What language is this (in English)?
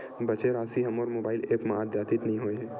Chhattisgarhi